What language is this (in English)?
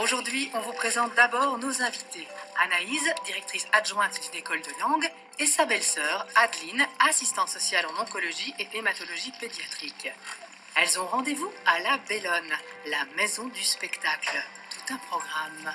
French